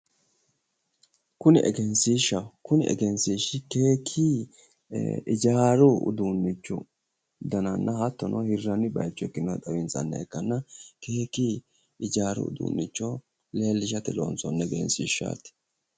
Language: Sidamo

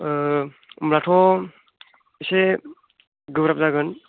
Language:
Bodo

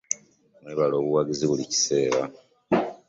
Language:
Ganda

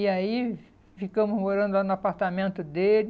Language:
Portuguese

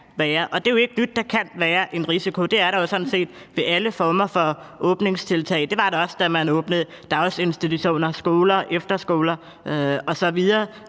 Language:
Danish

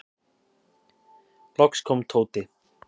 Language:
Icelandic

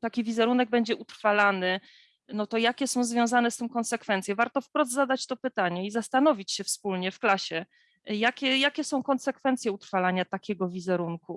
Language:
Polish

